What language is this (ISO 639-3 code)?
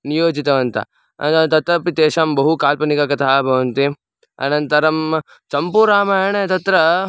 san